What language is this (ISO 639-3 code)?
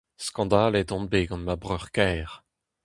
bre